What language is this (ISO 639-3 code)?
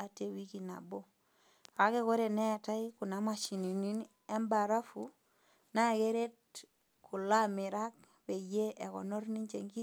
mas